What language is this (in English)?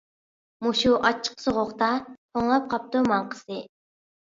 Uyghur